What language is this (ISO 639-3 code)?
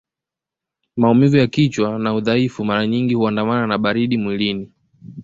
swa